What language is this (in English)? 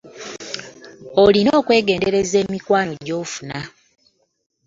Ganda